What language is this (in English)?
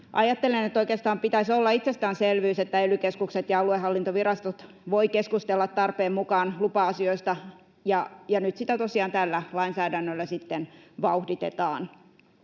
Finnish